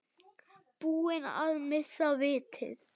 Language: Icelandic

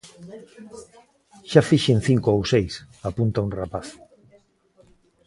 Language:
Galician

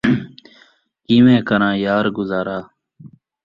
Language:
Saraiki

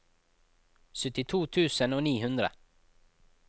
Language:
Norwegian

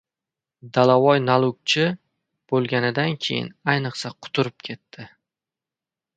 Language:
Uzbek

